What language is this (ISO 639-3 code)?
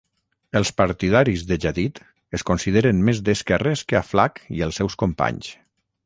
cat